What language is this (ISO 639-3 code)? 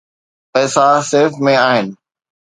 snd